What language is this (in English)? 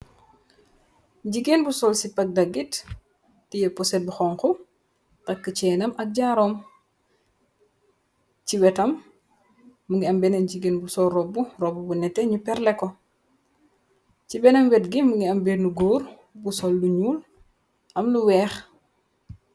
Wolof